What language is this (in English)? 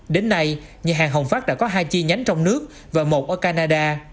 Vietnamese